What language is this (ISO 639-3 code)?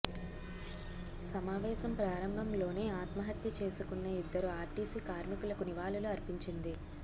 tel